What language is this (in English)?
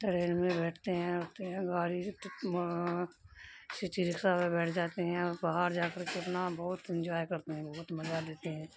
Urdu